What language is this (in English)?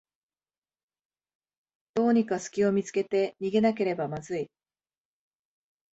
Japanese